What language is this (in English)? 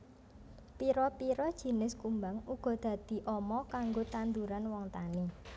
Javanese